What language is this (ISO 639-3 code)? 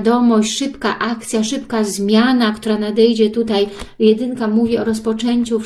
pol